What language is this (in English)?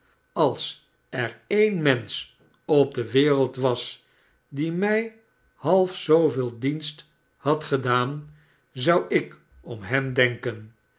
Dutch